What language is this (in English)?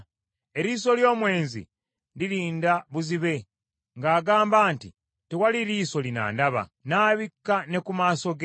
Ganda